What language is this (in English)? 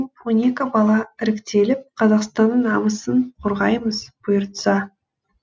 Kazakh